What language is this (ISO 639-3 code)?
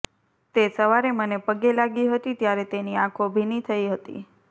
guj